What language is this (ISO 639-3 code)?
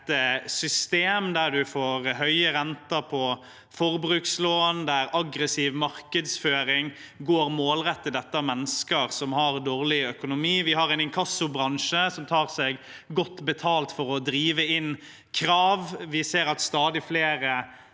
nor